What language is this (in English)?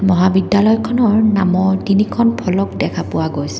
Assamese